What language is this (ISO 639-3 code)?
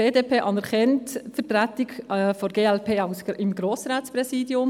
gsw